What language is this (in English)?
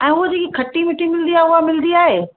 Sindhi